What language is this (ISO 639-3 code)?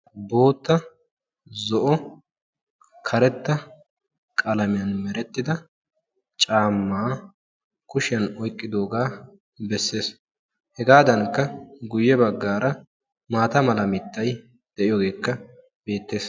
wal